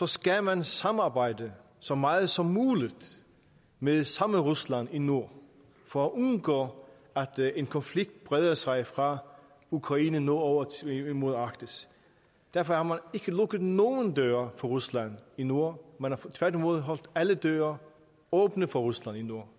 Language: Danish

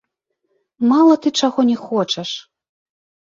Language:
Belarusian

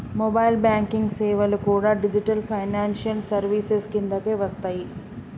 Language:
Telugu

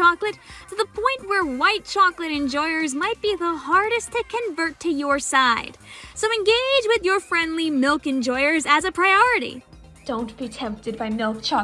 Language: English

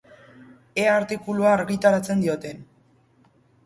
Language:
Basque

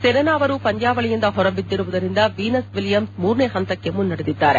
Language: Kannada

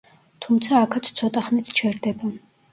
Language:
Georgian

